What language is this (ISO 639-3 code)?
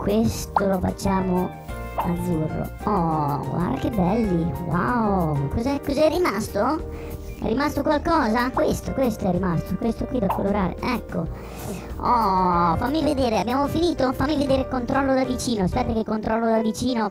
ita